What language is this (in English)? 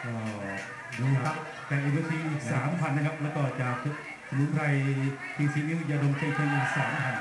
Thai